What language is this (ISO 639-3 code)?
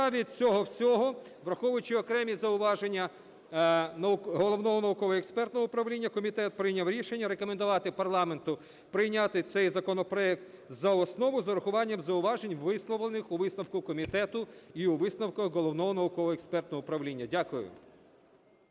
ukr